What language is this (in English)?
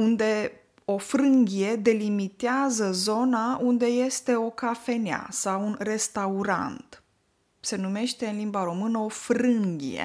Romanian